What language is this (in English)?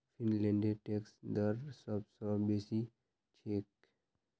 Magahi